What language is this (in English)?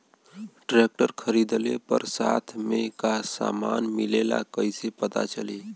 Bhojpuri